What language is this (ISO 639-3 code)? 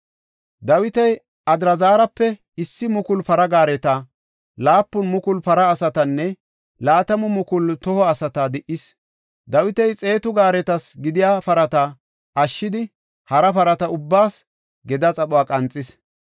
gof